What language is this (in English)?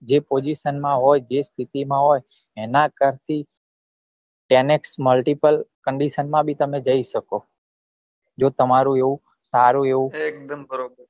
Gujarati